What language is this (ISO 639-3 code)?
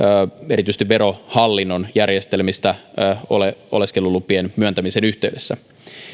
fin